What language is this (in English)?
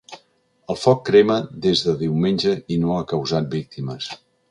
Catalan